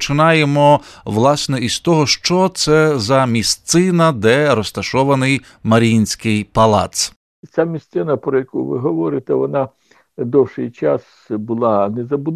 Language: Ukrainian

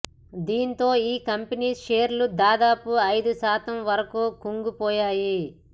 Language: Telugu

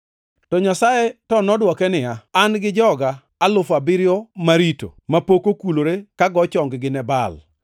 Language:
Luo (Kenya and Tanzania)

